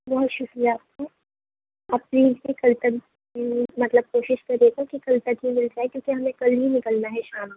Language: Urdu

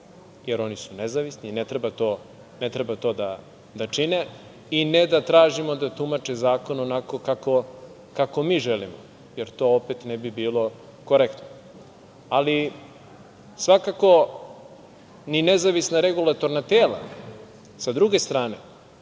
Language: Serbian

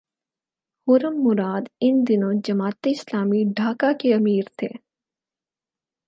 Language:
Urdu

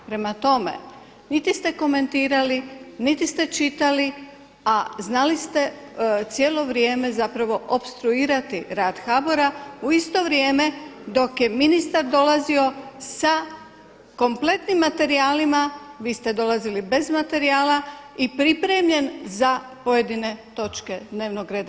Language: Croatian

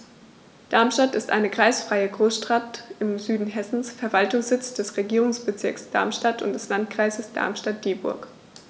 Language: German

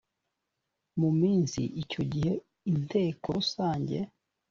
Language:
Kinyarwanda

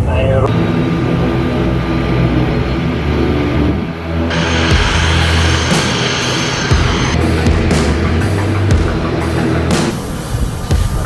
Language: German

